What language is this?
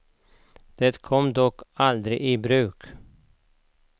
Swedish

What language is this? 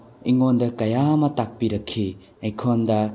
Manipuri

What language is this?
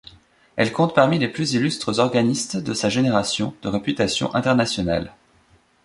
French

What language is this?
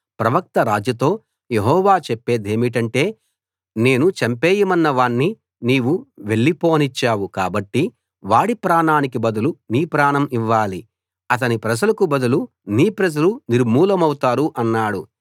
Telugu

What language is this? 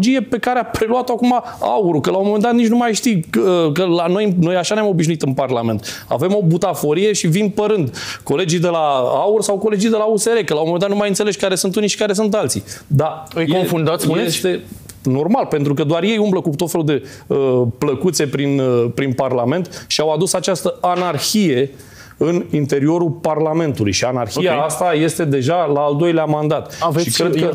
Romanian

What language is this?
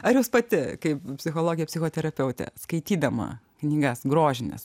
Lithuanian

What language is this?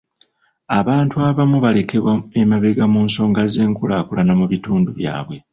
Ganda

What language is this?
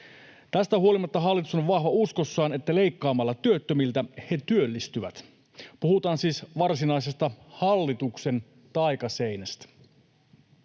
Finnish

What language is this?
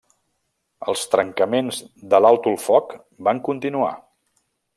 Catalan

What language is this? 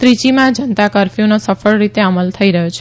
Gujarati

